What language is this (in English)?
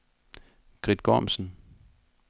Danish